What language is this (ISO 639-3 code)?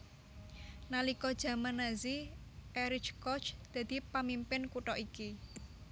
jav